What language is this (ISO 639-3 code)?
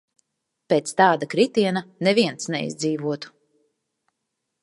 lav